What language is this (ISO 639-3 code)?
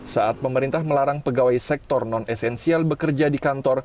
ind